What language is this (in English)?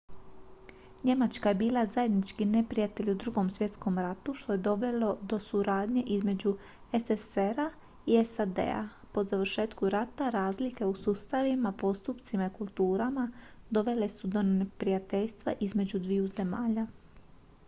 Croatian